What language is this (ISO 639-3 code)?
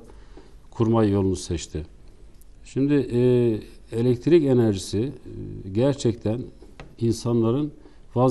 tur